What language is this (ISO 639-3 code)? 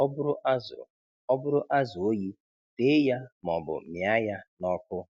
ibo